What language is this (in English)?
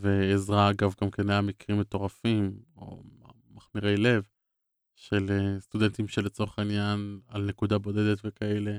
Hebrew